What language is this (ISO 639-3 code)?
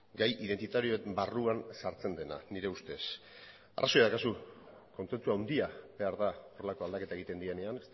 eus